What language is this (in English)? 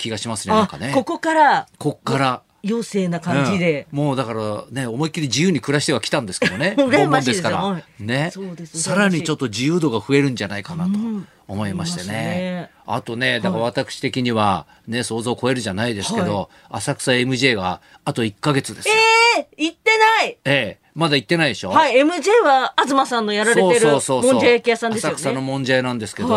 Japanese